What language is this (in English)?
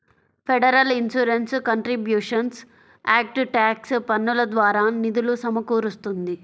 Telugu